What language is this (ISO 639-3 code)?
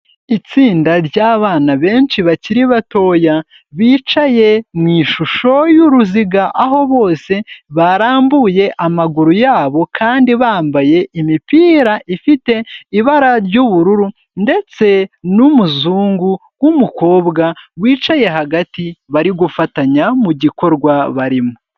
kin